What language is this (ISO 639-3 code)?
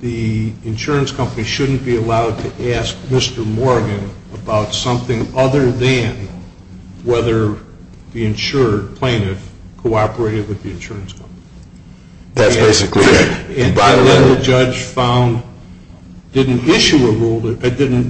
eng